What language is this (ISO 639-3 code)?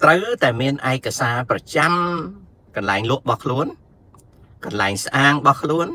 tha